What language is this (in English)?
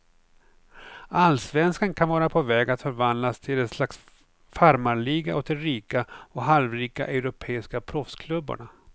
Swedish